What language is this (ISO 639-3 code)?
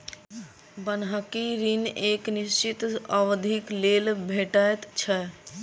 mai